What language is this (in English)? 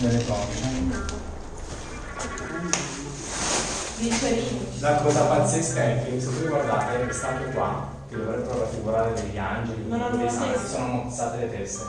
Italian